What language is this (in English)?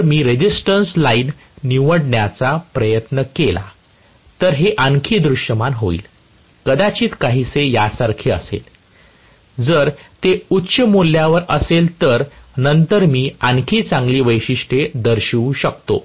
Marathi